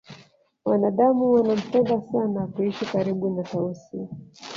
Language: Swahili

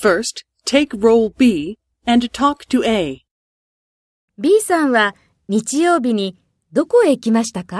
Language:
Japanese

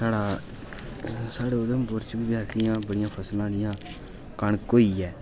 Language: Dogri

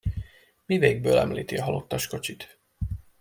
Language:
Hungarian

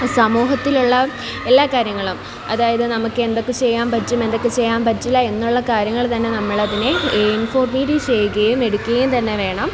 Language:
Malayalam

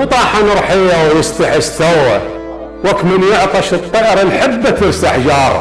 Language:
Arabic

